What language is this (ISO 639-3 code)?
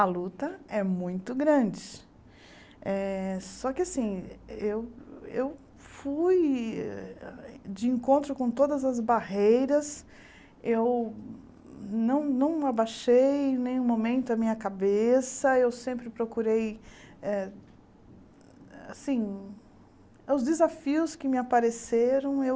por